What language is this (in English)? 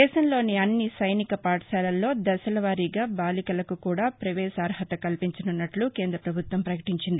Telugu